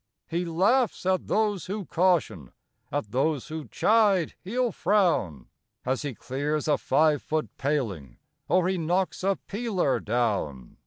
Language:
English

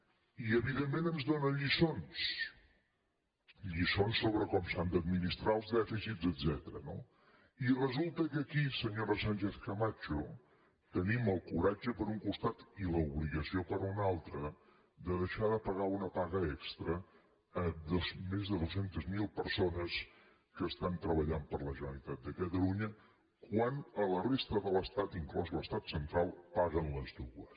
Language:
Catalan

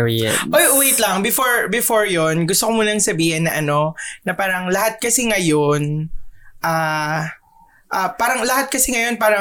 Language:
Filipino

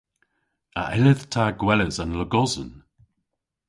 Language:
Cornish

